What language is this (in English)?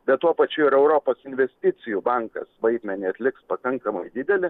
Lithuanian